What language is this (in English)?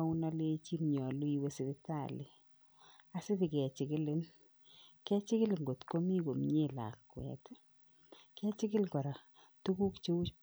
Kalenjin